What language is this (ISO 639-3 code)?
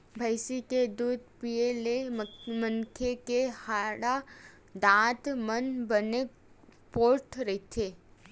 hne